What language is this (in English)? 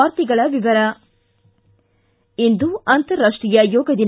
Kannada